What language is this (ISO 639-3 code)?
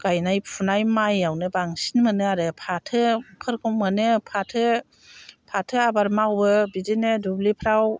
brx